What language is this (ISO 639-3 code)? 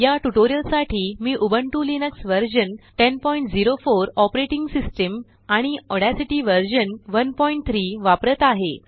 mar